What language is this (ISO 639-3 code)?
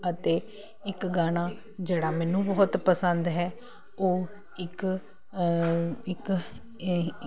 pan